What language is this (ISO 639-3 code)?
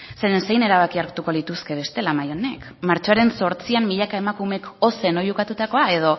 eus